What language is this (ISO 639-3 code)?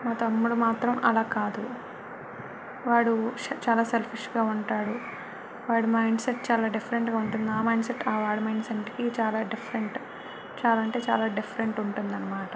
tel